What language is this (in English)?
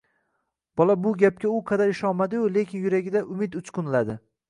Uzbek